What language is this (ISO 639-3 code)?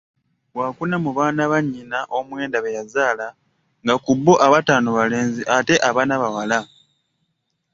lug